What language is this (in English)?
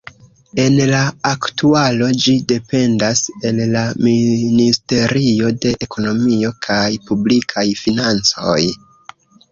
Esperanto